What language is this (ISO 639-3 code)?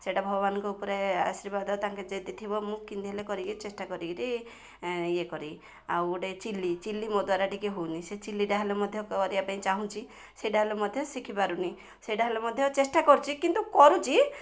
ori